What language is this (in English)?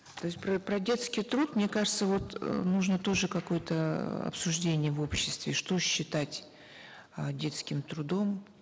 Kazakh